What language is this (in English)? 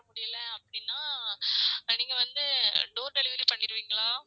Tamil